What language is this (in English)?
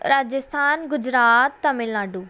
Punjabi